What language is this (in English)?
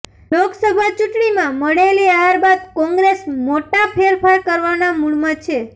Gujarati